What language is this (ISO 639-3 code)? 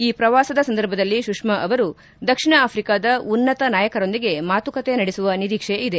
kan